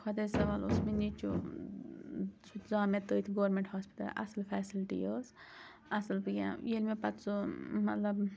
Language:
Kashmiri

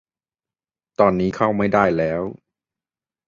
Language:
Thai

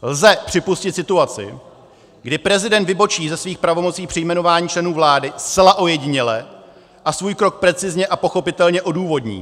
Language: Czech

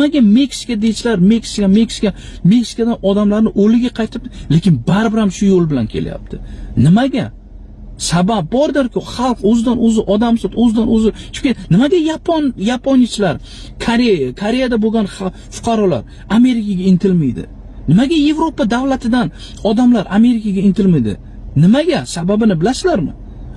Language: Uzbek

